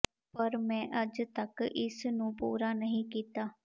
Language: Punjabi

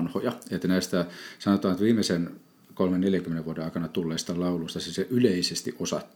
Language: Finnish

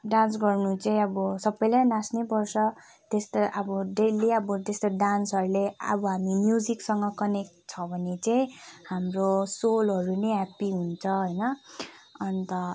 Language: Nepali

